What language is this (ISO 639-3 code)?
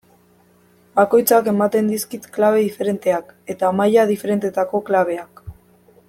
eus